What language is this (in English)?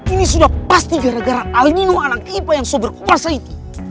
Indonesian